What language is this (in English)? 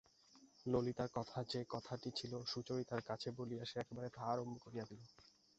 Bangla